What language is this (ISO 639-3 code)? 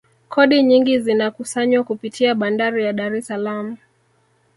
swa